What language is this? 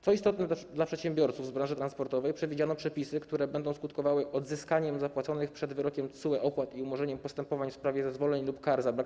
Polish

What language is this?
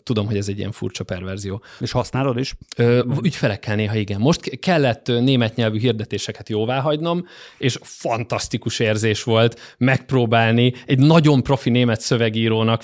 Hungarian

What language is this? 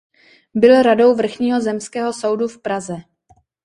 Czech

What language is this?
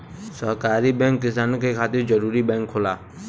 Bhojpuri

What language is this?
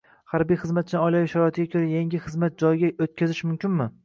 Uzbek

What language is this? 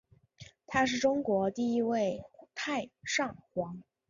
Chinese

